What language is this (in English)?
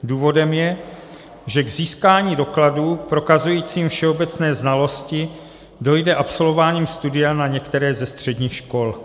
Czech